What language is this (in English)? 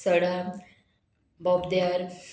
Konkani